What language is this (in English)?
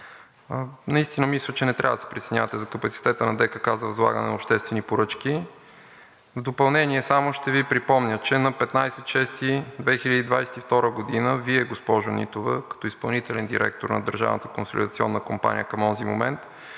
Bulgarian